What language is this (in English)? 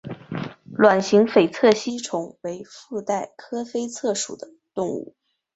Chinese